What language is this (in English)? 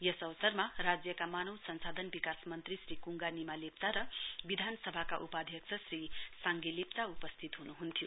Nepali